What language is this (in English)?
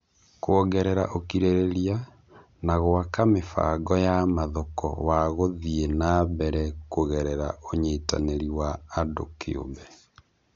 Kikuyu